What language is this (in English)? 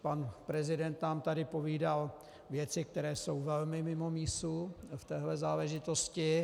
Czech